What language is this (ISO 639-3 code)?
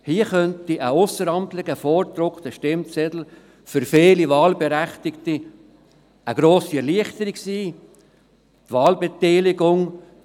gsw